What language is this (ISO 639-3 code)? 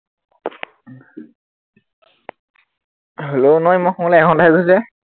asm